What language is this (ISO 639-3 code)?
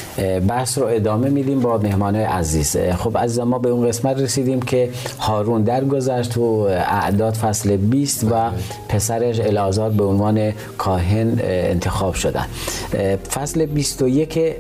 fas